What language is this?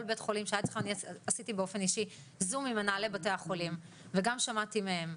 Hebrew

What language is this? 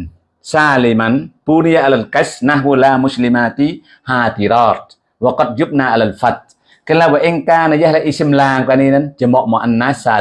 Indonesian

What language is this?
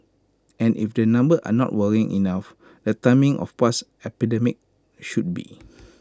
English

